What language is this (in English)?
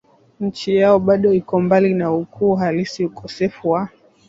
Swahili